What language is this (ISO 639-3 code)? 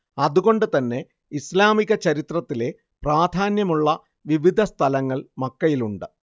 mal